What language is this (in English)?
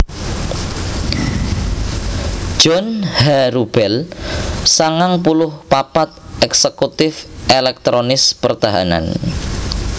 Javanese